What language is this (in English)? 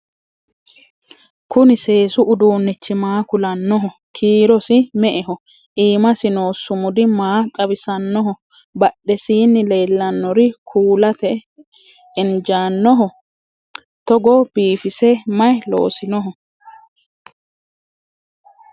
Sidamo